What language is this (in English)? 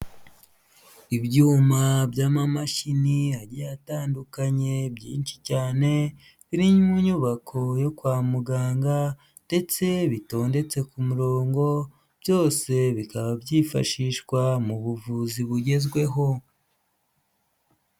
Kinyarwanda